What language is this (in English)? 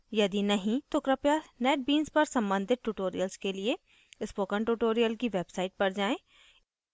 Hindi